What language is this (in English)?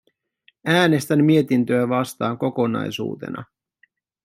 Finnish